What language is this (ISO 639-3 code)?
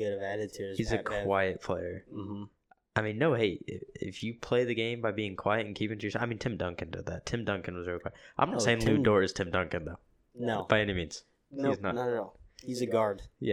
eng